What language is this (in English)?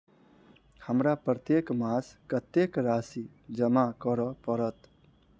Maithili